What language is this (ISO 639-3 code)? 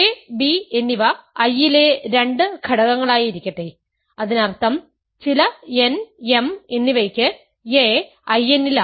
mal